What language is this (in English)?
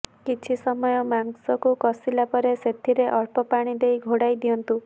Odia